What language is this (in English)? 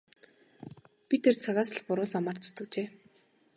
Mongolian